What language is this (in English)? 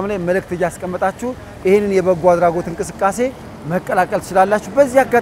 Arabic